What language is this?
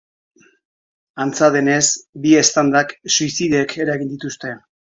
Basque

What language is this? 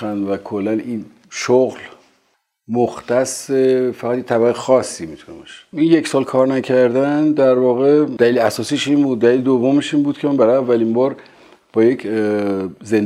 Persian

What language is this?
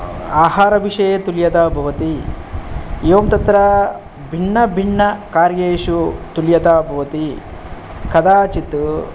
Sanskrit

